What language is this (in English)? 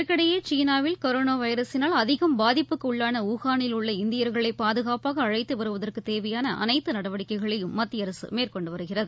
Tamil